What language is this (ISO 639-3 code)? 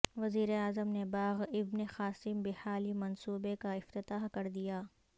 urd